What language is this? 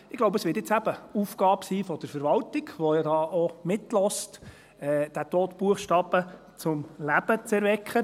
Swiss German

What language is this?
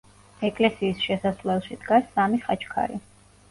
Georgian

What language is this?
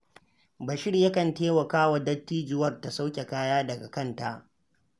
Hausa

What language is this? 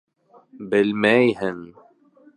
Bashkir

